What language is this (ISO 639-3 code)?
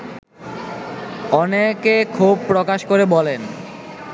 ben